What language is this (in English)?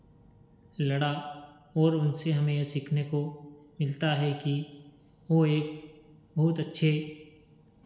Hindi